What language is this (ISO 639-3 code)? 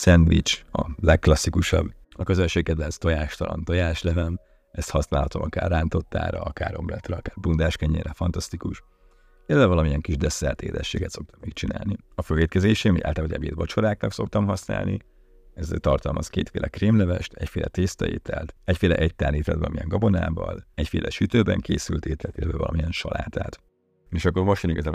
hun